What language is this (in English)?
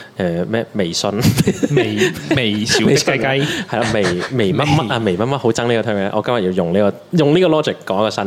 Chinese